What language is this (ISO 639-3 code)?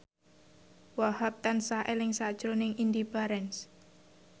jav